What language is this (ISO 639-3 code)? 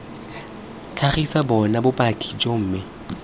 tsn